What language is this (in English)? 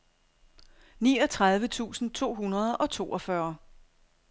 Danish